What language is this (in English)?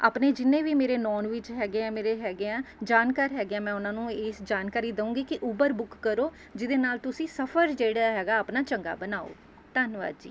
Punjabi